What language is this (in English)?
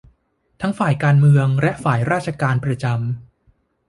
Thai